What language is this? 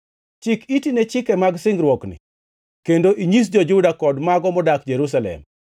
Luo (Kenya and Tanzania)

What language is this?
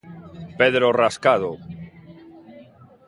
Galician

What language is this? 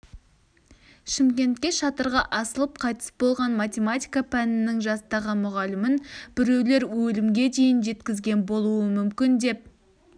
Kazakh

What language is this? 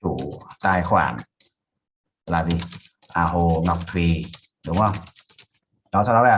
Vietnamese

